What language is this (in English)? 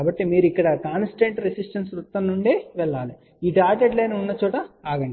Telugu